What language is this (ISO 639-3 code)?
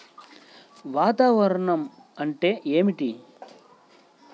tel